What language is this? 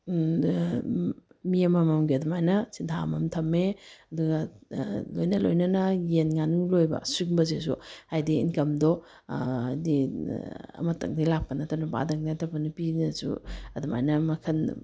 Manipuri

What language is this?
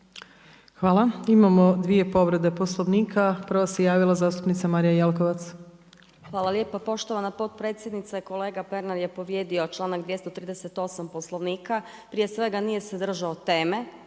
Croatian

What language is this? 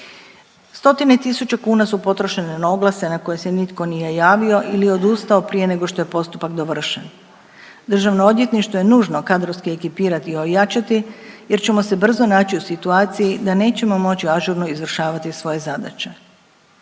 Croatian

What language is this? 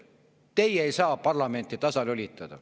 Estonian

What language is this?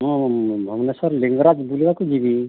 Odia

